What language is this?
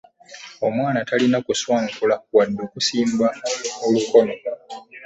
Ganda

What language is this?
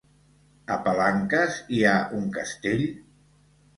Catalan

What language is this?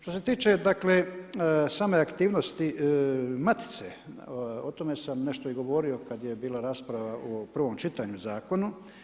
Croatian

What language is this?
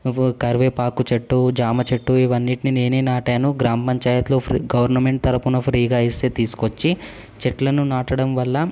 Telugu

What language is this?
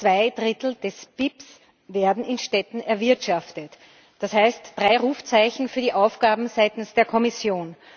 German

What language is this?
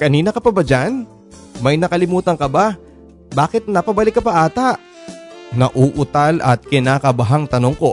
Filipino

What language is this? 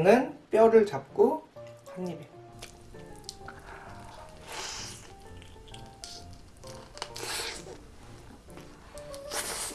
Korean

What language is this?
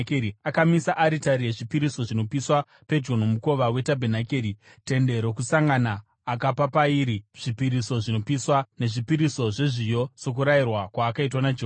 Shona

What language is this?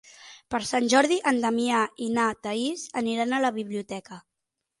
Catalan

